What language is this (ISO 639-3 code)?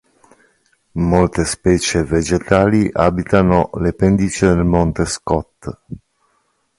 ita